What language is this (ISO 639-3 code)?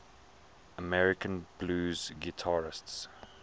eng